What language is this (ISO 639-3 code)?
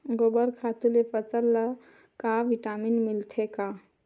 hne